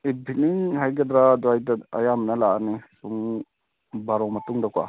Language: Manipuri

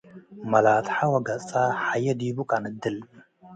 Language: Tigre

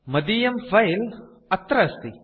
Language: Sanskrit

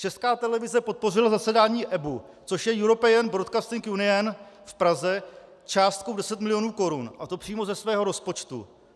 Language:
Czech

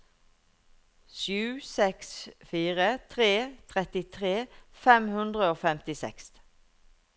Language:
Norwegian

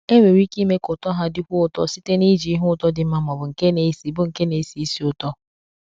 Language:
Igbo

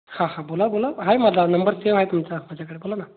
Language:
Marathi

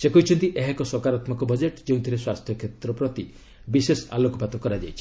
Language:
Odia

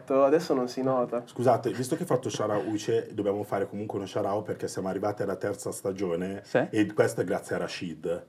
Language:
Italian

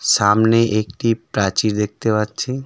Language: Bangla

